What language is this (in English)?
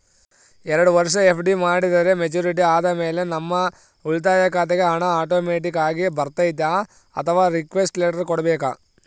Kannada